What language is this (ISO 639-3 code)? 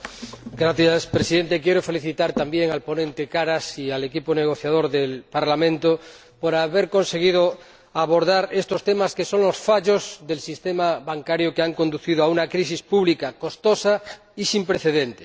spa